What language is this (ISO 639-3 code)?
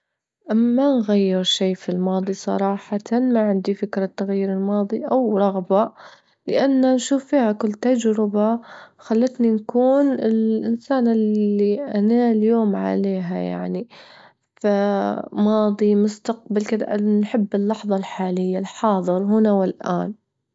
ayl